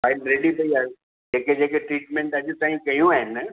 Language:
Sindhi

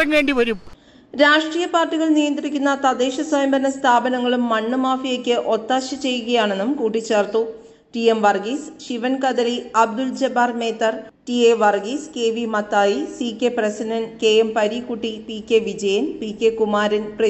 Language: Malayalam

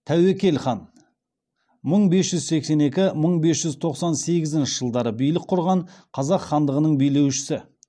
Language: Kazakh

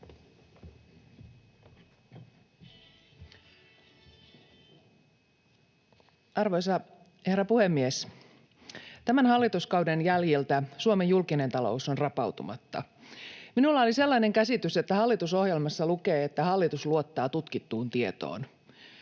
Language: Finnish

